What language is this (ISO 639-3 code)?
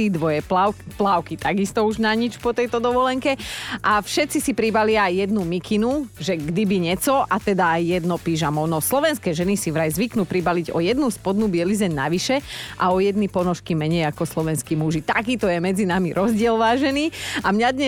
slk